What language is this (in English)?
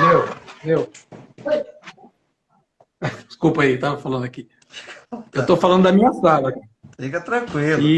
Portuguese